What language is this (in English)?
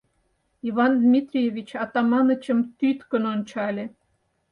Mari